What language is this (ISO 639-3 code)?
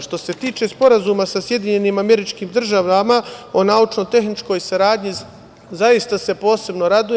srp